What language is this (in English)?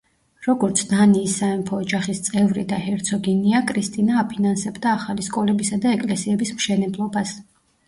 Georgian